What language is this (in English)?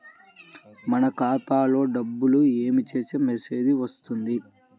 Telugu